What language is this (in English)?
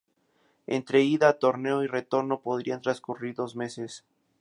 Spanish